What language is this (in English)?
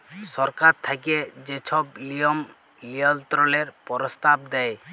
Bangla